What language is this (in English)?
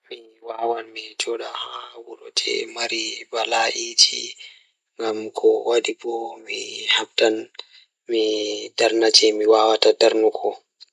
Fula